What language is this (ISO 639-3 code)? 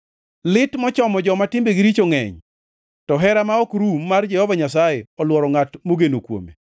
luo